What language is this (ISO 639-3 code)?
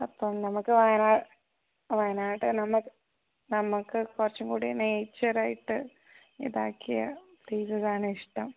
mal